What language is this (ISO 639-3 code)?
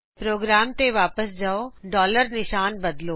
pan